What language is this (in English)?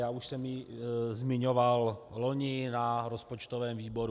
Czech